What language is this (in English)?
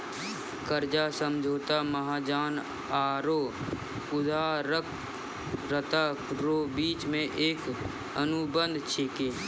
Maithili